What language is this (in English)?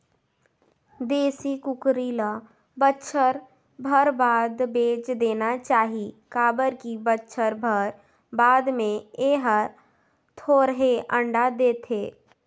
Chhattisgarhi